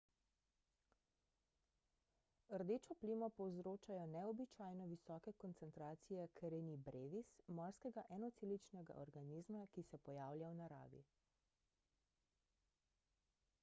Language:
Slovenian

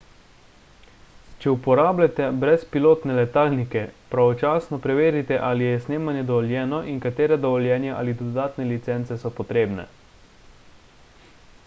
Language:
Slovenian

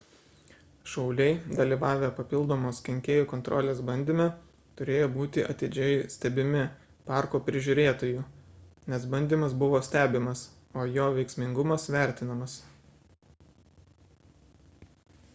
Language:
Lithuanian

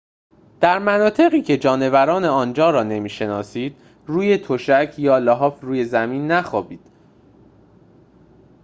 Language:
Persian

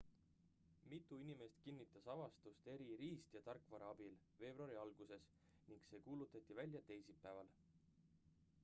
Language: Estonian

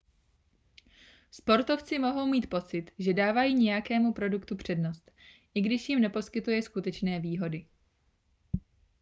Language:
Czech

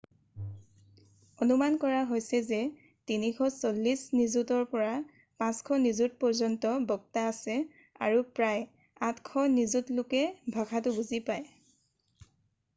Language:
Assamese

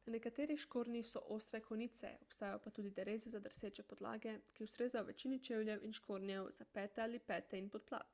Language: Slovenian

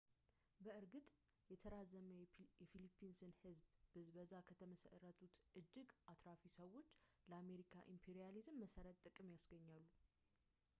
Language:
Amharic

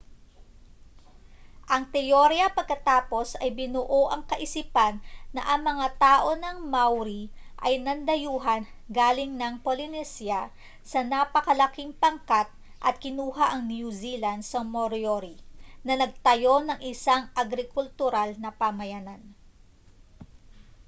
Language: Filipino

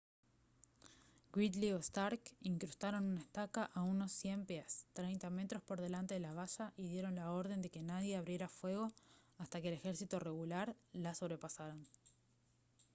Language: Spanish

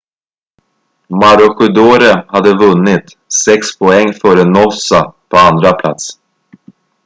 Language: Swedish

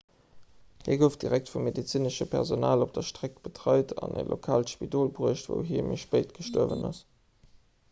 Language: Luxembourgish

